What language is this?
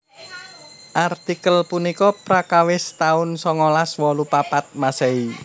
Javanese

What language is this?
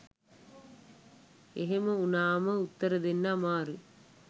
Sinhala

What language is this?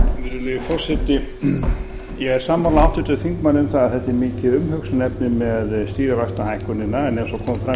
Icelandic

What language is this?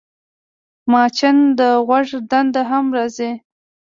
Pashto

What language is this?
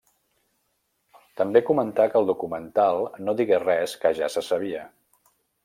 Catalan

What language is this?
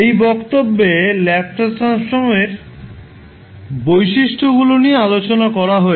Bangla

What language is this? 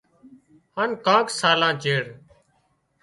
Wadiyara Koli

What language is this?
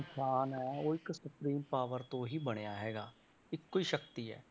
Punjabi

